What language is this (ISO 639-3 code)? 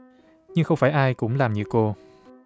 vie